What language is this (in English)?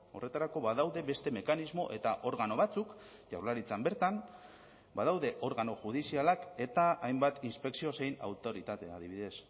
Basque